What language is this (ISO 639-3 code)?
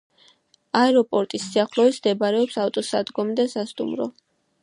kat